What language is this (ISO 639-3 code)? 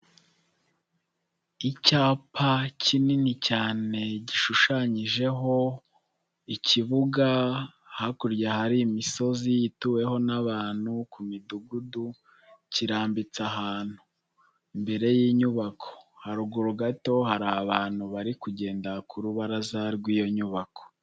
kin